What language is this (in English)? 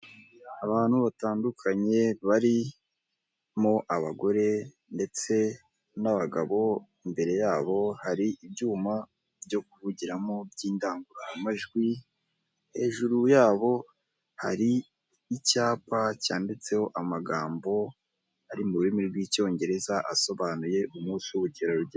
Kinyarwanda